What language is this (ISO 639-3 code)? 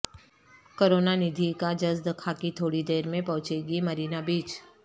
urd